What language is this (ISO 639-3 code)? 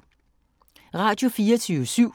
dan